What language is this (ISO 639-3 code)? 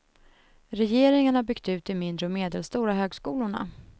swe